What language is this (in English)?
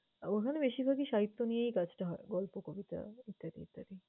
Bangla